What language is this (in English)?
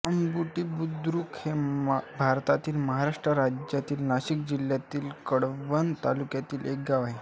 Marathi